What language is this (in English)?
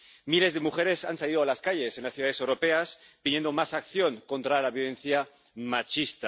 Spanish